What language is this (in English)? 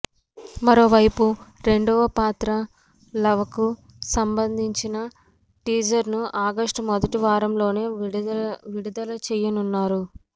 Telugu